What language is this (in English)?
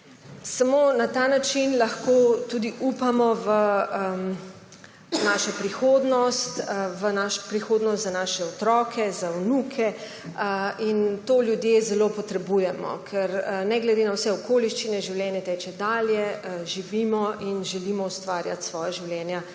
Slovenian